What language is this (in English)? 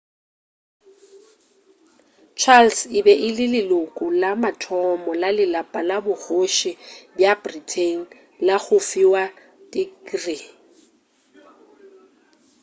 Northern Sotho